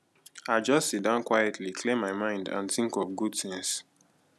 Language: Nigerian Pidgin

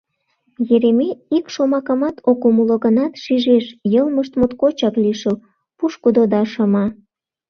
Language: Mari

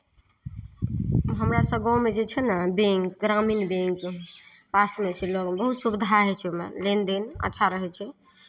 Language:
Maithili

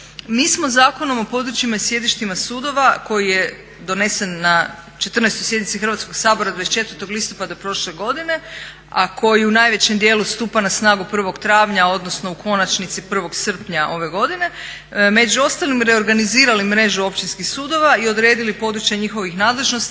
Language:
Croatian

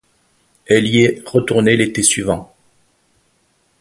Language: French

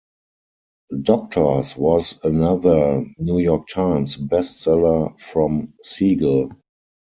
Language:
English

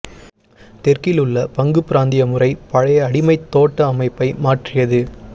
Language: Tamil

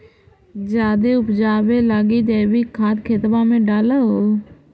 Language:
Magahi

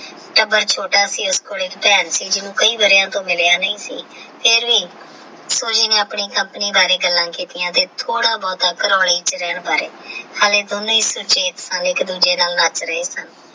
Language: Punjabi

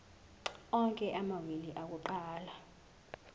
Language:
Zulu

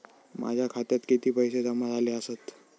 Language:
Marathi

